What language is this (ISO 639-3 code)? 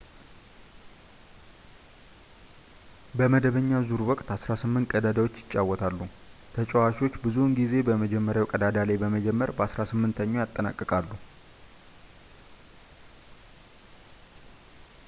amh